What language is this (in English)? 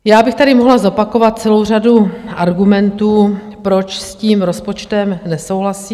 Czech